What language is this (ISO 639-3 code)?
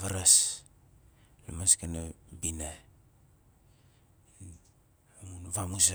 nal